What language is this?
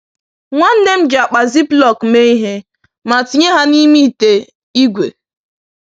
Igbo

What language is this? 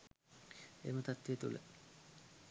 Sinhala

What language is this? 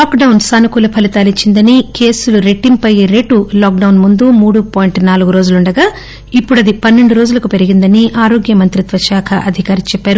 Telugu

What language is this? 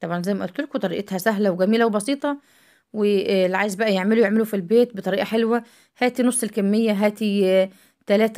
Arabic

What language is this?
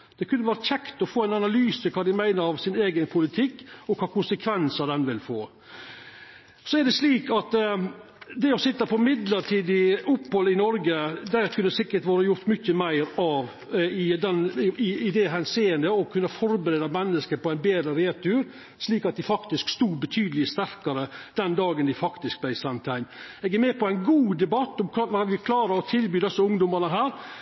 Norwegian Nynorsk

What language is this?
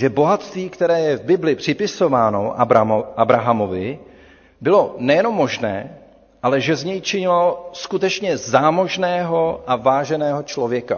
Czech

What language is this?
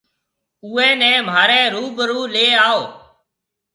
Marwari (Pakistan)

